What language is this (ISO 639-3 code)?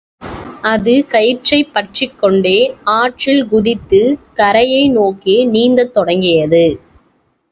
tam